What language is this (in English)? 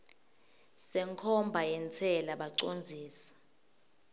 Swati